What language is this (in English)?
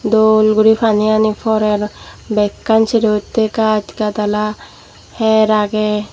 Chakma